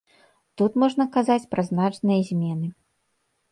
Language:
Belarusian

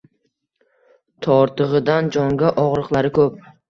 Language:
Uzbek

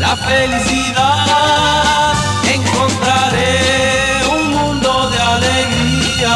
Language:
Romanian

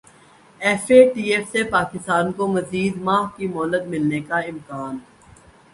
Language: Urdu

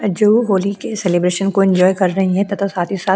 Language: Hindi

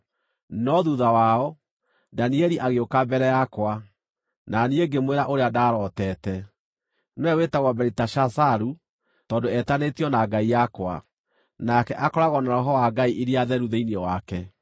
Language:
Kikuyu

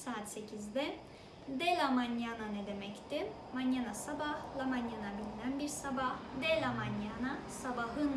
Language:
Turkish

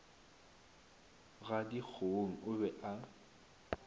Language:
Northern Sotho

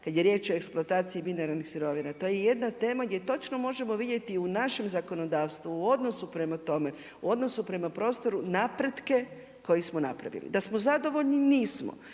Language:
Croatian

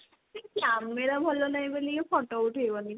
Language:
Odia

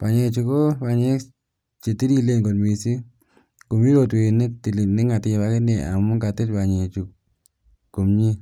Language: Kalenjin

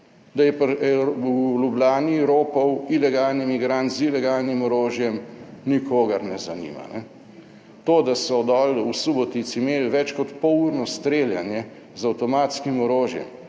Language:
Slovenian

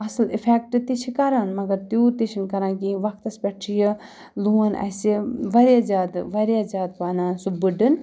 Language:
Kashmiri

